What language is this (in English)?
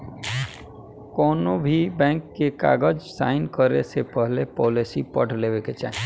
Bhojpuri